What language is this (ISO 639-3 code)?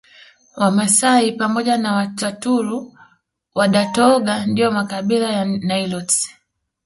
swa